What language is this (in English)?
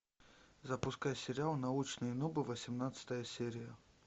Russian